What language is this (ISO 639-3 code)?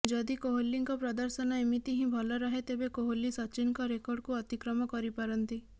ori